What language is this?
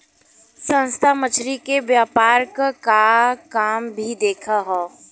Bhojpuri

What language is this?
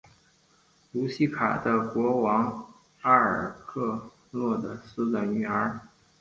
Chinese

